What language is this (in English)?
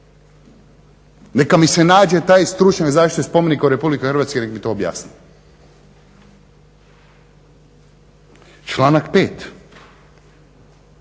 Croatian